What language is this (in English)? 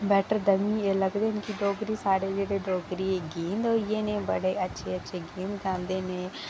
Dogri